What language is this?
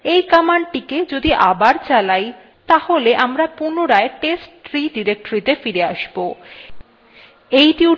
Bangla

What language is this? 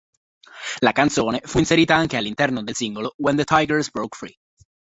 Italian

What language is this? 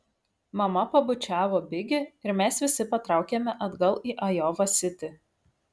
Lithuanian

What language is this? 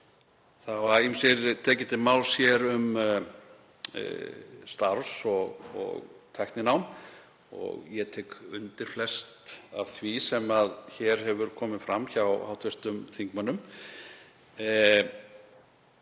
Icelandic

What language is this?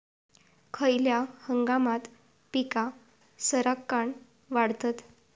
Marathi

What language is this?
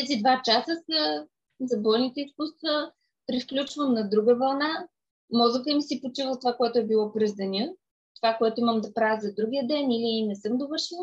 Bulgarian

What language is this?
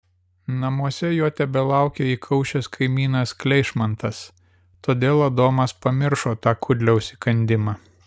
Lithuanian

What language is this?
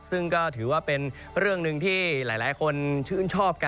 Thai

